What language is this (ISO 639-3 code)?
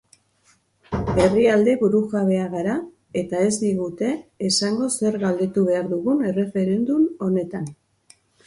eus